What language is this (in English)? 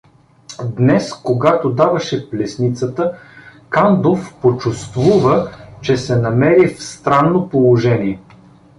Bulgarian